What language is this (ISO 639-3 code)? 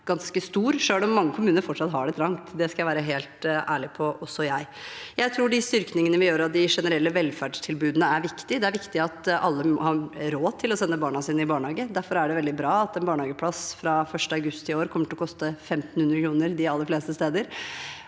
nor